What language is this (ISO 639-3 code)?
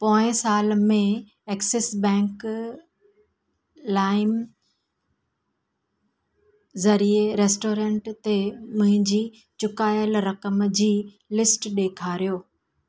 snd